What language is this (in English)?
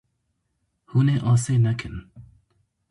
Kurdish